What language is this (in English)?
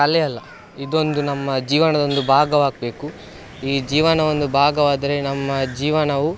Kannada